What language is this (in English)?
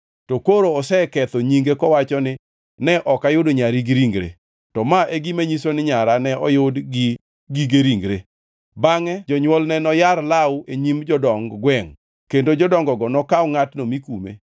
Luo (Kenya and Tanzania)